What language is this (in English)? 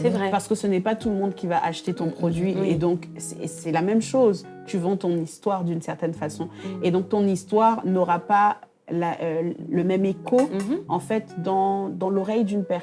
French